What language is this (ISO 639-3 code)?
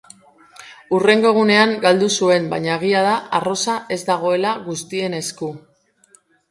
eus